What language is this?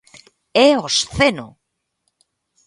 Galician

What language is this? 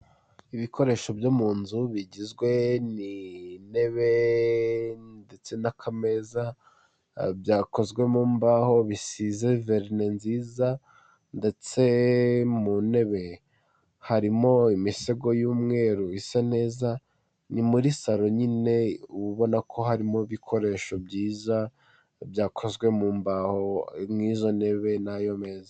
Kinyarwanda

